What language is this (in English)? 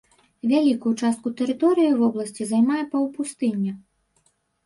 Belarusian